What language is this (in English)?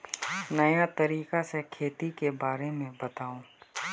Magahi